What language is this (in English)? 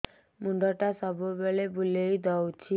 Odia